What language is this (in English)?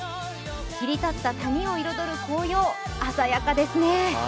Japanese